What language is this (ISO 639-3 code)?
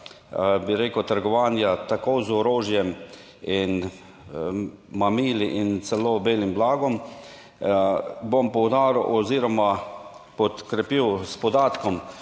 slv